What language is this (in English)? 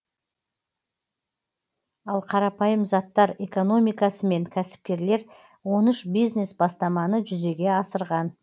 Kazakh